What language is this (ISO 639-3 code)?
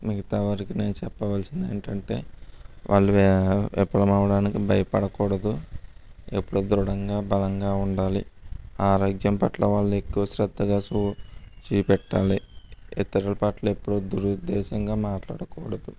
tel